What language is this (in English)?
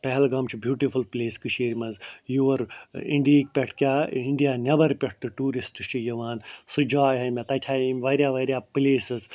Kashmiri